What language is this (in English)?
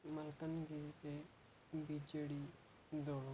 Odia